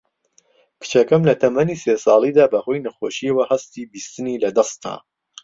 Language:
Central Kurdish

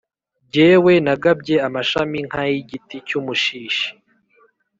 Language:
Kinyarwanda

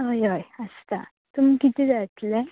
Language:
Konkani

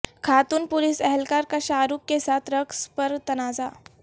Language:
Urdu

